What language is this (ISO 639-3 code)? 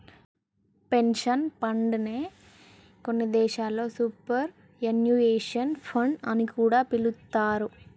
tel